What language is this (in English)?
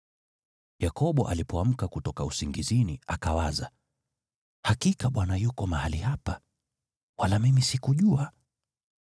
Swahili